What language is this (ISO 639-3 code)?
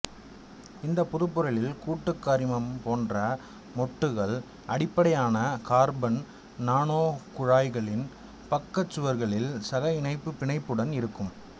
tam